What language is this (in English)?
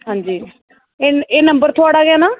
Dogri